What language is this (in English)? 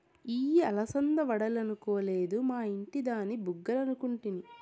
Telugu